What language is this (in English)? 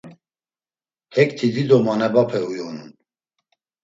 Laz